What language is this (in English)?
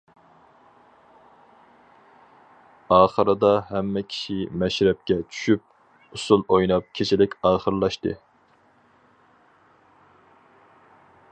Uyghur